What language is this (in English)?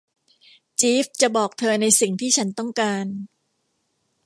Thai